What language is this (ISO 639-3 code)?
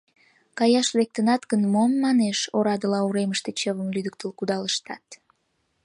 chm